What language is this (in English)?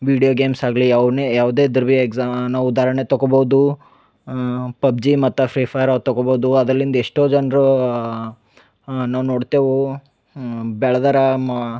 Kannada